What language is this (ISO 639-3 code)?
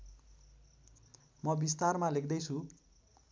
nep